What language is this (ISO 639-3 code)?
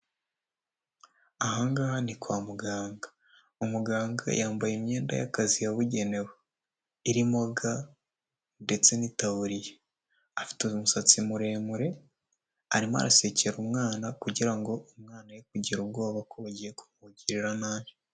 kin